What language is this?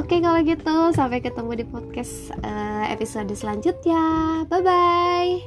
Indonesian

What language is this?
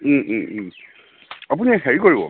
Assamese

